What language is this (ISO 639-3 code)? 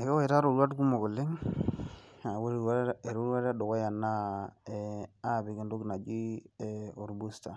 mas